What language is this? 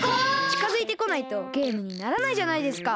Japanese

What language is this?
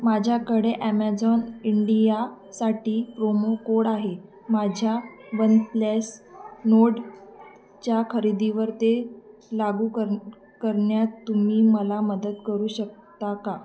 Marathi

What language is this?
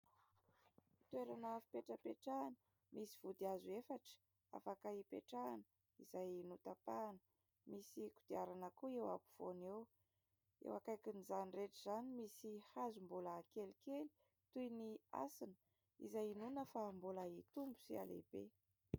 Malagasy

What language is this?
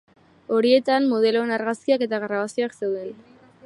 Basque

